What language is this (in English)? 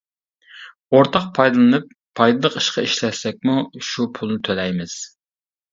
Uyghur